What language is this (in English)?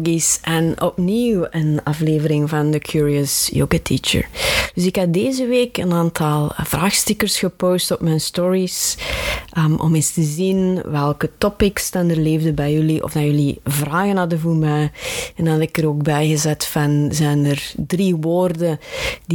Dutch